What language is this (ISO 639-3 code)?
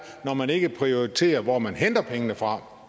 dan